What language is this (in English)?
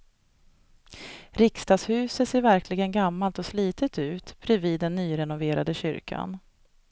Swedish